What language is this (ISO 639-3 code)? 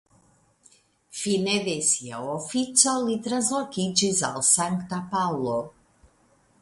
epo